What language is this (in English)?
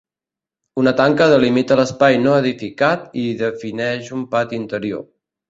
Catalan